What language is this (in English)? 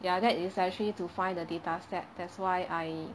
English